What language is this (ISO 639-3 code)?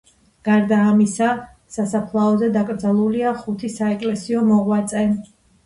kat